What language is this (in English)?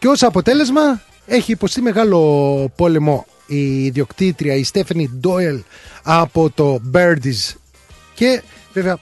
Greek